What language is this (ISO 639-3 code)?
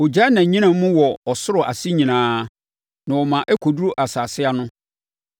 aka